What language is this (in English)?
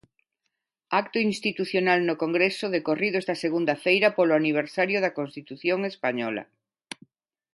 Galician